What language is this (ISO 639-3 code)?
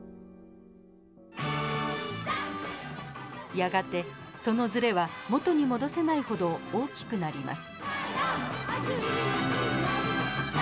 jpn